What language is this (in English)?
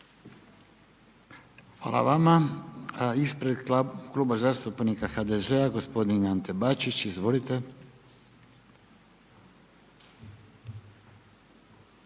Croatian